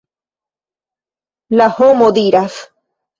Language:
Esperanto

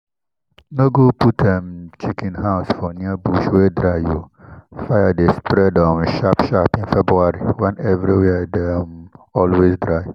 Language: Nigerian Pidgin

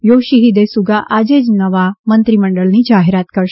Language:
Gujarati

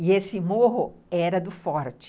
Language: Portuguese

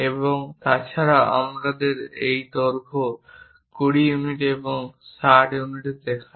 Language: Bangla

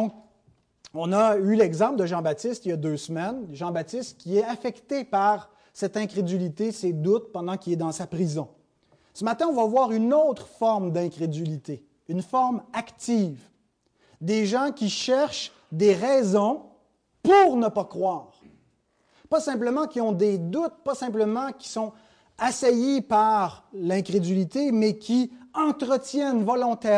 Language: French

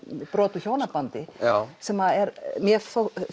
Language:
Icelandic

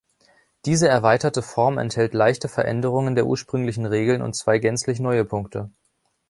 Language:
German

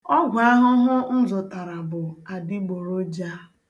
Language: Igbo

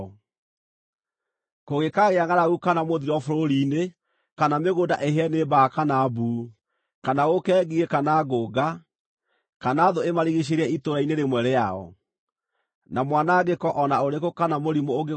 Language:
Kikuyu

